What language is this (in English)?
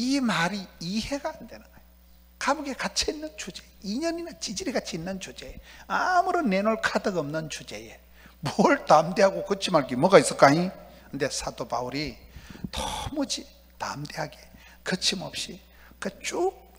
Korean